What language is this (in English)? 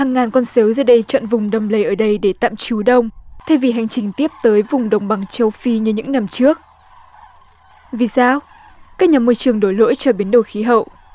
Vietnamese